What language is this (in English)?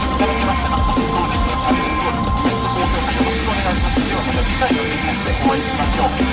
Japanese